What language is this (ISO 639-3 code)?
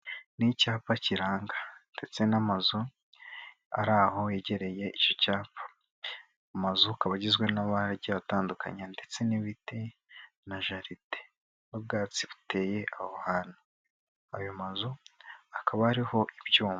kin